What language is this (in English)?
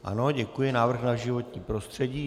Czech